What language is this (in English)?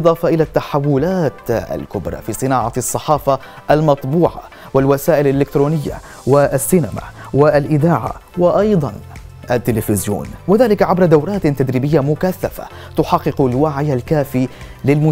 Arabic